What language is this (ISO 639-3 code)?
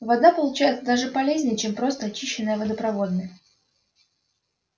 rus